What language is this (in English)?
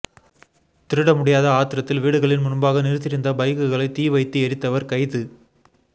Tamil